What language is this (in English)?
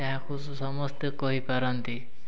Odia